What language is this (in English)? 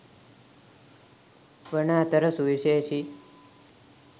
Sinhala